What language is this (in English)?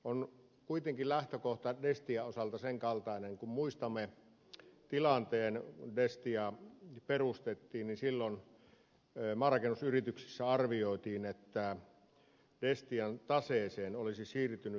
Finnish